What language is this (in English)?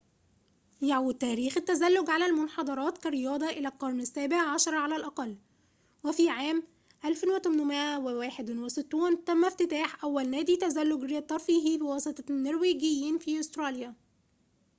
Arabic